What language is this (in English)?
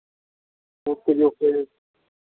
Punjabi